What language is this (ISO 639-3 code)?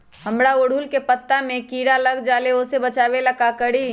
mag